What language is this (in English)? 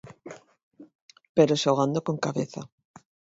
Galician